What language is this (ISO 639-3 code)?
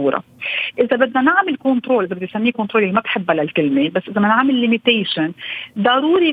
ara